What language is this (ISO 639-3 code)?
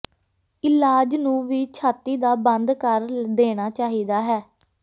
pan